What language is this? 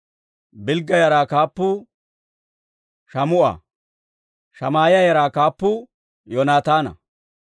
Dawro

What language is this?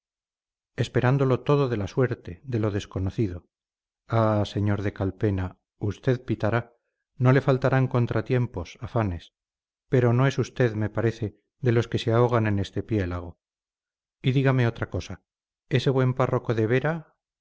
Spanish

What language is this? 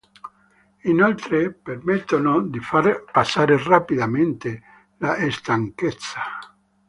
Italian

